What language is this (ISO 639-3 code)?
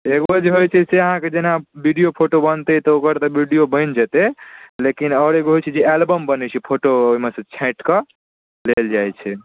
mai